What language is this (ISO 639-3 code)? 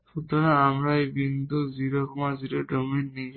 ben